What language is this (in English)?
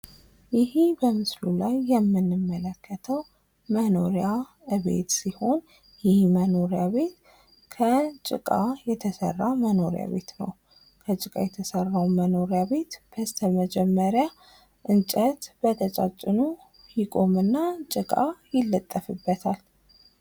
Amharic